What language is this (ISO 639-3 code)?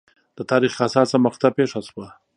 pus